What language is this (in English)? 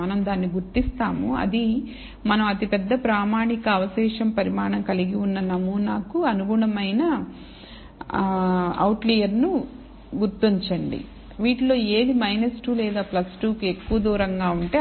Telugu